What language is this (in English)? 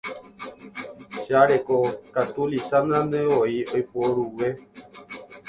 Guarani